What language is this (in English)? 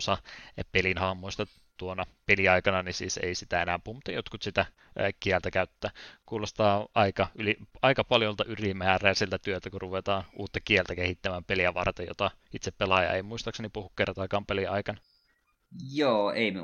Finnish